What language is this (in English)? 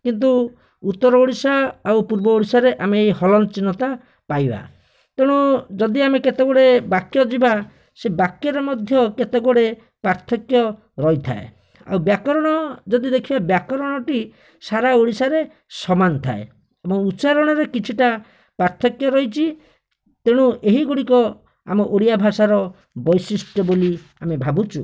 Odia